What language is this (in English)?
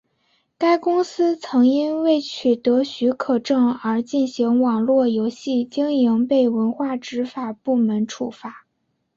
Chinese